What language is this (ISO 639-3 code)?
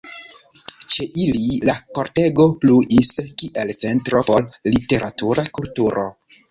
epo